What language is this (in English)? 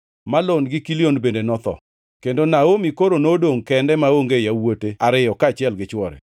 Luo (Kenya and Tanzania)